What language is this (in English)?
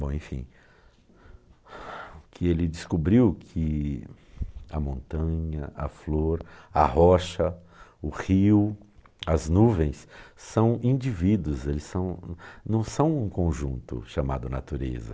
Portuguese